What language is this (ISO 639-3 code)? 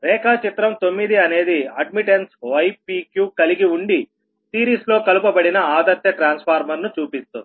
tel